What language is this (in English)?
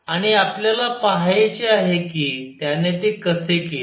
Marathi